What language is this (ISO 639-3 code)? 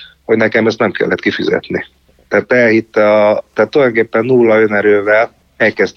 hun